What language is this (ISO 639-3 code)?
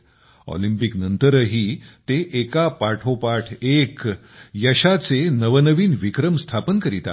mar